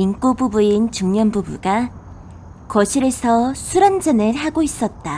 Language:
Korean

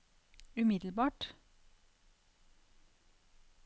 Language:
Norwegian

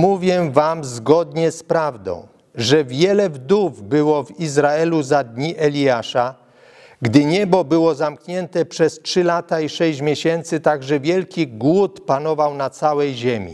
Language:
Polish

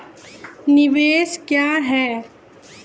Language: Maithili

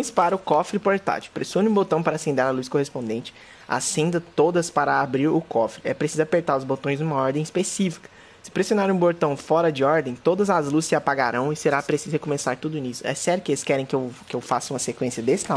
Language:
Portuguese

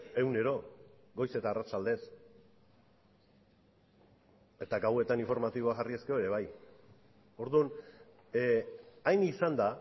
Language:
Basque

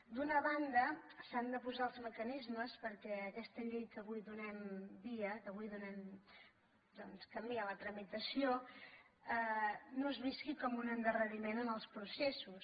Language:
Catalan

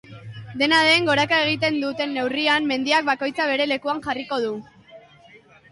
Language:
Basque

